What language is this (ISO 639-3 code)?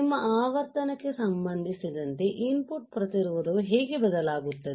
kan